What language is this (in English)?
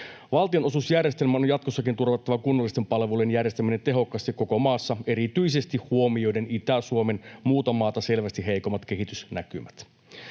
Finnish